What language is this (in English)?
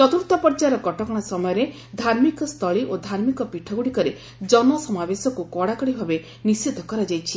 Odia